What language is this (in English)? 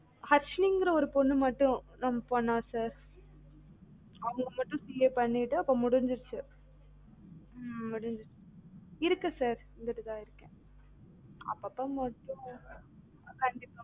Tamil